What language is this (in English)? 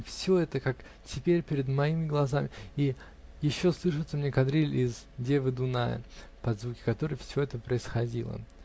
Russian